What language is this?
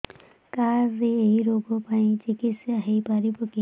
Odia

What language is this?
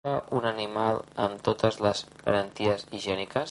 Catalan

